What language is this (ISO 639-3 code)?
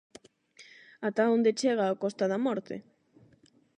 glg